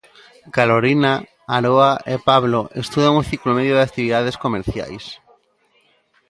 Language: Galician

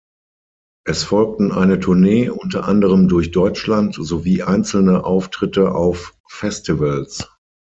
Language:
German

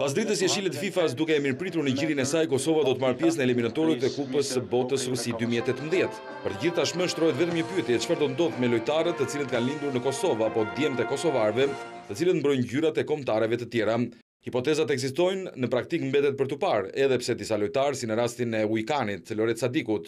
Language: Italian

